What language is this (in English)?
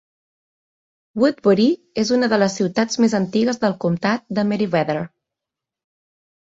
Catalan